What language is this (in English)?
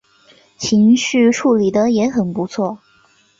Chinese